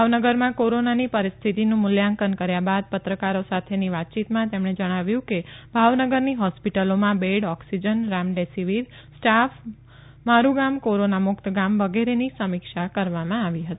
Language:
Gujarati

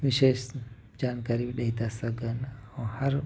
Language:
Sindhi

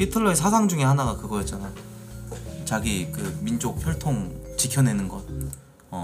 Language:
Korean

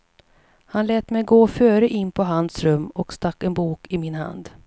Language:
Swedish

